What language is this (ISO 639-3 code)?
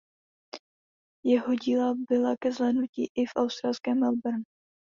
ces